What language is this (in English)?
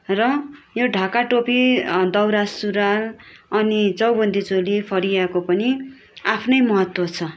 Nepali